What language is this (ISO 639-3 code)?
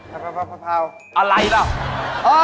tha